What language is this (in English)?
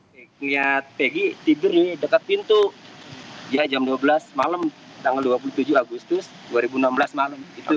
Indonesian